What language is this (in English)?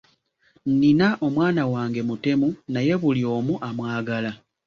Ganda